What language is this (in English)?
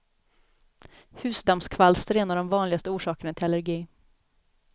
Swedish